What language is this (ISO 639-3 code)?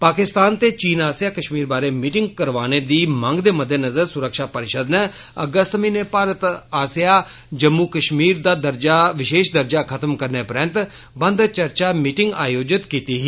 doi